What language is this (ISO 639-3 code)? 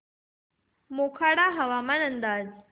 mar